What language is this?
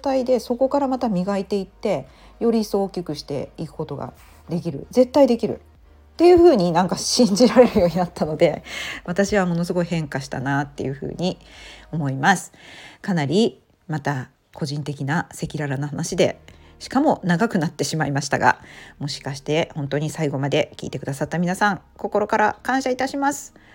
Japanese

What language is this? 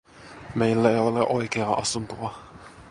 Finnish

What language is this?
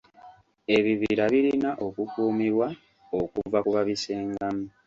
Ganda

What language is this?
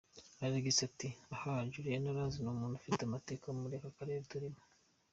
Kinyarwanda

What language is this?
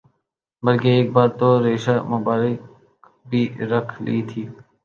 Urdu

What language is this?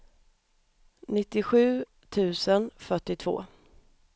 Swedish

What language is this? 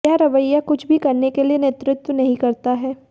Hindi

